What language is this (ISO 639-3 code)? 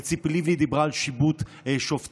heb